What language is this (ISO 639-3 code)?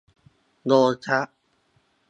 tha